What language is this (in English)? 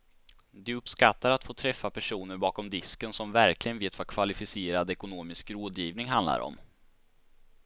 Swedish